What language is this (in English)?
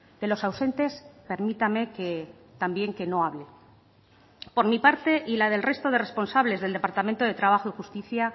Spanish